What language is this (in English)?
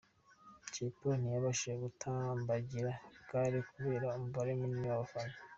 Kinyarwanda